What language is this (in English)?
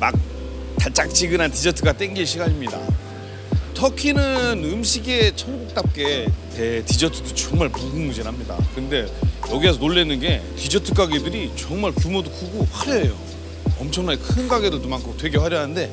Korean